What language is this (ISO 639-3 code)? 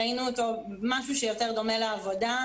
heb